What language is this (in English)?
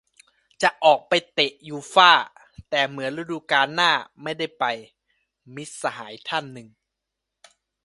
Thai